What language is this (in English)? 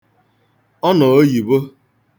Igbo